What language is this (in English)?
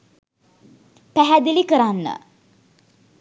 Sinhala